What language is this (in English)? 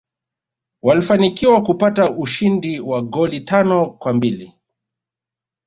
Swahili